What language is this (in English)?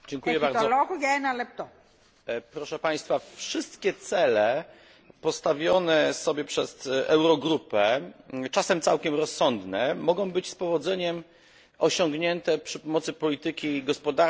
Polish